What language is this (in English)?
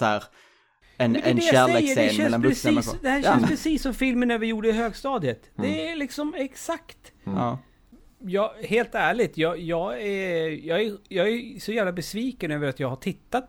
Swedish